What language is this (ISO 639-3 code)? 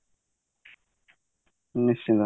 ori